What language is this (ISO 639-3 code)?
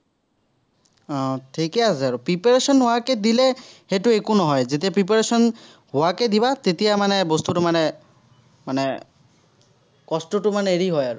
asm